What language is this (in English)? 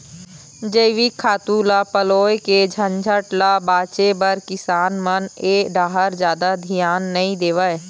Chhattisgarhi